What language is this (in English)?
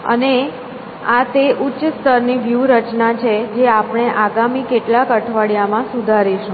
Gujarati